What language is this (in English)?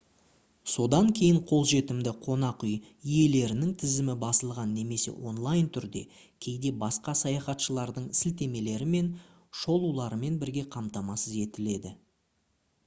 Kazakh